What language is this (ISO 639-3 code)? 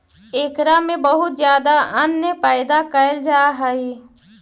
mag